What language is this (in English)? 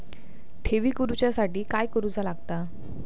Marathi